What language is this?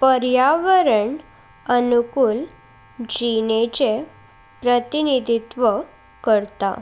Konkani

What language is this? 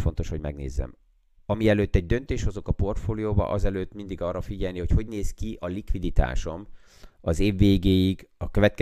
Hungarian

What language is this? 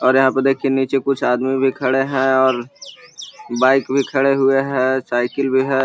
Magahi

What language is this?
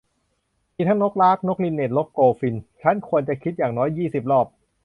Thai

